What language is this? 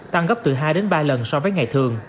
Vietnamese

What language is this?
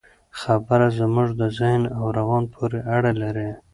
Pashto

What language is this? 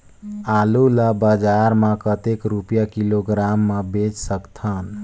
Chhattisgarhi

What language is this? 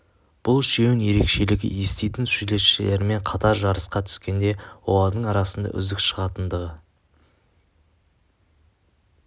Kazakh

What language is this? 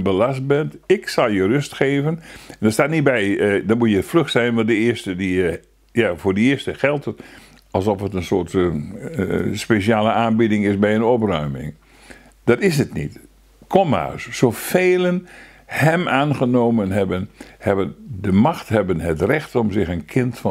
Dutch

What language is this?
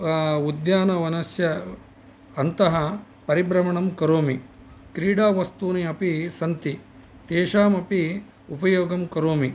Sanskrit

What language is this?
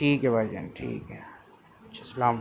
Urdu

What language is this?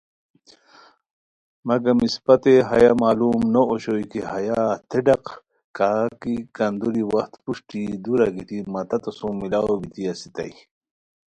Khowar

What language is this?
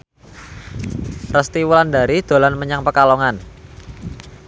Javanese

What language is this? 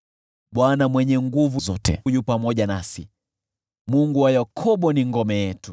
Swahili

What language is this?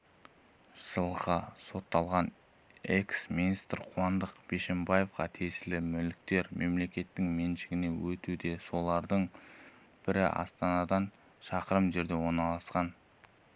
Kazakh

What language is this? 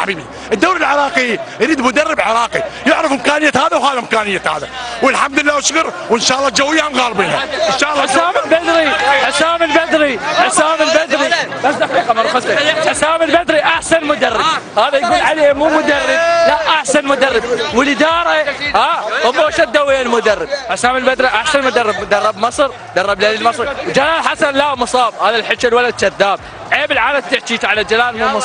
Arabic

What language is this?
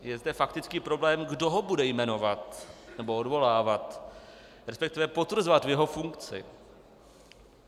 Czech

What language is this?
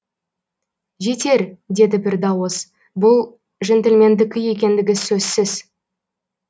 Kazakh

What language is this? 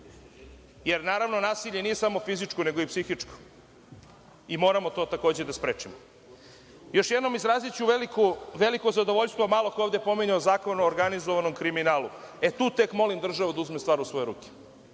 Serbian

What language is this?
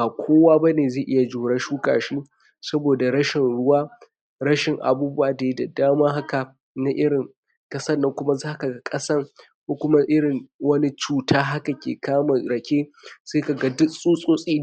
Hausa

